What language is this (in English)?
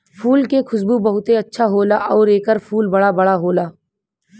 Bhojpuri